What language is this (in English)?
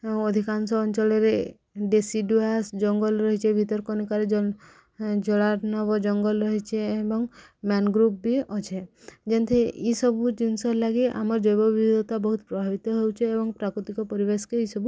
Odia